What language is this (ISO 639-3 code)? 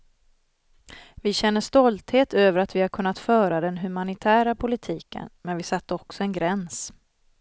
swe